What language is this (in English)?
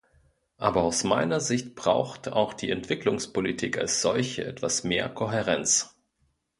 German